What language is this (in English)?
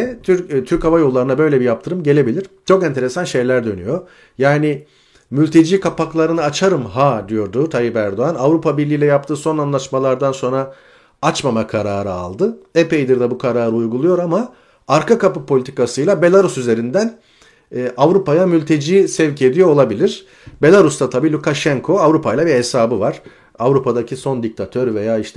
Turkish